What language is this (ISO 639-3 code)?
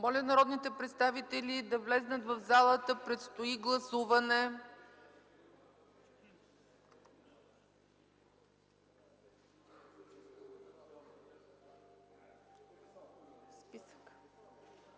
bul